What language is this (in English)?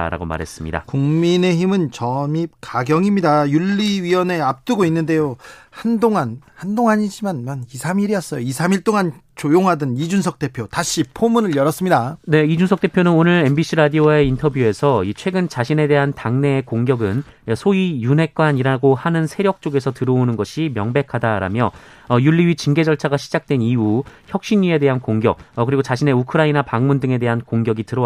Korean